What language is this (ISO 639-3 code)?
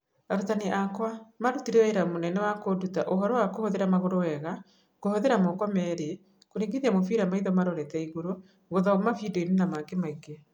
kik